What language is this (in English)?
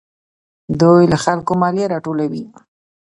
Pashto